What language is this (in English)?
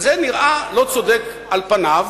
Hebrew